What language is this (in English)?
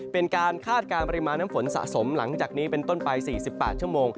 Thai